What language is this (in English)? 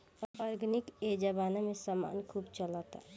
Bhojpuri